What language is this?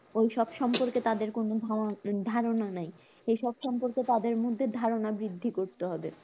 Bangla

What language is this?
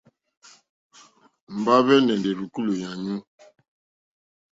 Mokpwe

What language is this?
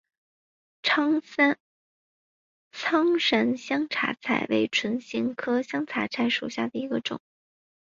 Chinese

